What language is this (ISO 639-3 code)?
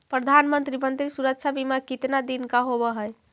mag